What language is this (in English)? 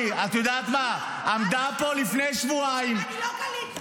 Hebrew